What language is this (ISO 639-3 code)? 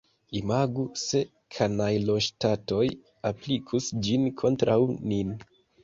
epo